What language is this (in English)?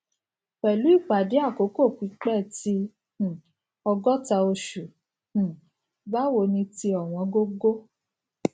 Yoruba